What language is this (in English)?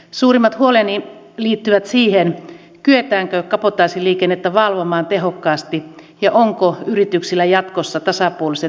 Finnish